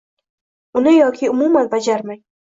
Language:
Uzbek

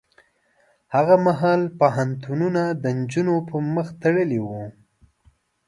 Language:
Pashto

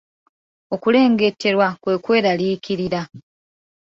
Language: Ganda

